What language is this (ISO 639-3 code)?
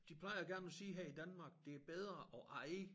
dan